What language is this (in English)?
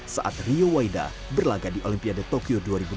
Indonesian